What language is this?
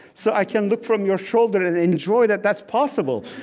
English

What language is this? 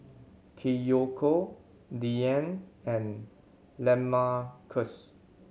English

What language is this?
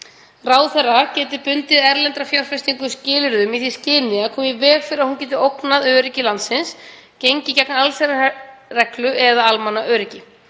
Icelandic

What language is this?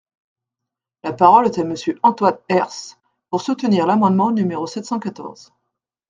French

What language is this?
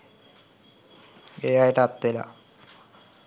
Sinhala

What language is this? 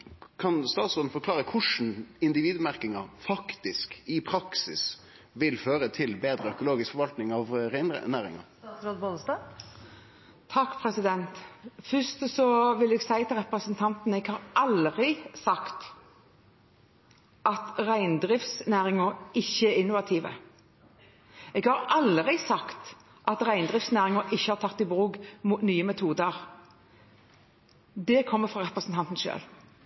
Norwegian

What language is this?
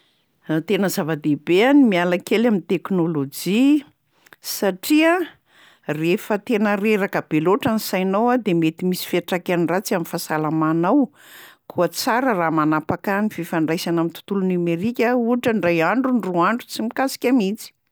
Malagasy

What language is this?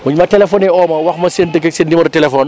Wolof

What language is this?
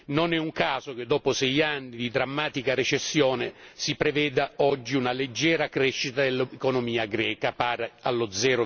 Italian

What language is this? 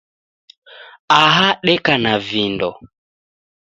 Taita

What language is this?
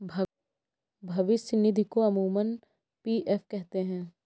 Hindi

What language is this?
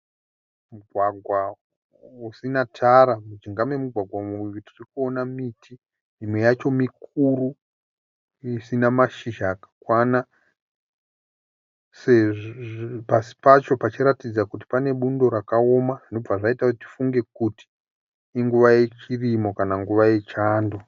Shona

